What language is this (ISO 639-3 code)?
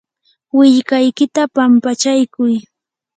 qur